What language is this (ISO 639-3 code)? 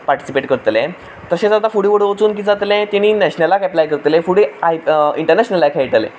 kok